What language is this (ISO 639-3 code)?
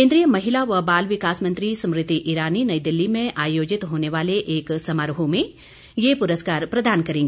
hin